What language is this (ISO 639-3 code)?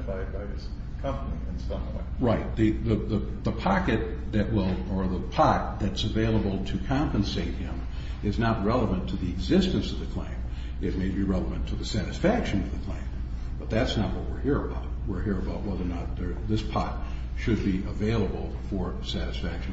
eng